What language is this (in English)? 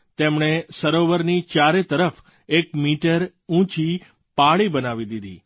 Gujarati